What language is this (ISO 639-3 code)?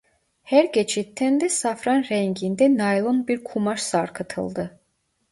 tur